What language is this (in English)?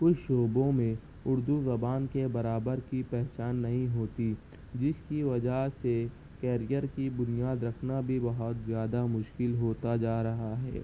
Urdu